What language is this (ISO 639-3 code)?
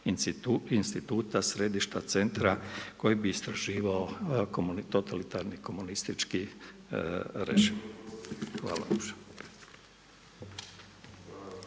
hrv